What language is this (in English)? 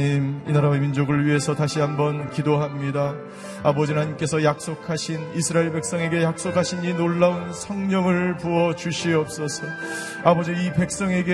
Korean